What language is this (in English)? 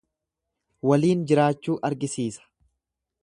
Oromo